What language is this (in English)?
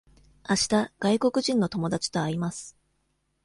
Japanese